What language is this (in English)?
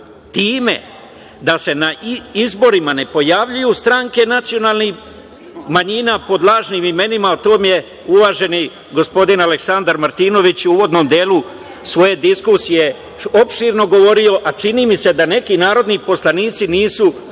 Serbian